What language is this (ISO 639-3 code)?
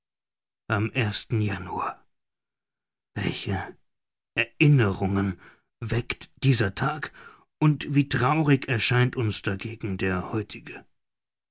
deu